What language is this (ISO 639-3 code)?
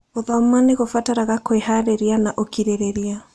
kik